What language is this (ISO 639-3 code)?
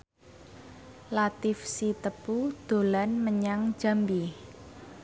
jav